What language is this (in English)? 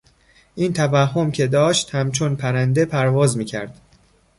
Persian